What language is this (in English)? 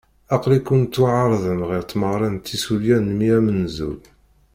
Kabyle